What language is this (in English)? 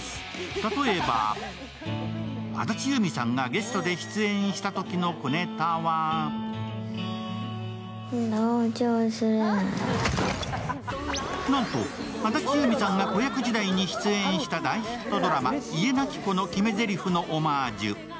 Japanese